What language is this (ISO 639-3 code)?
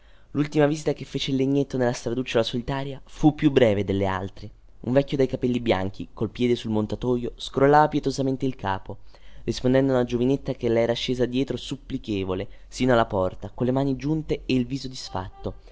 ita